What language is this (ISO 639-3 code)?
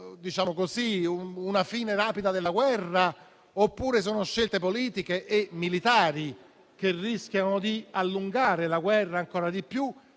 ita